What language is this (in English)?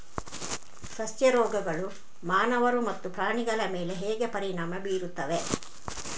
Kannada